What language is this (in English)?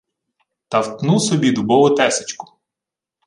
Ukrainian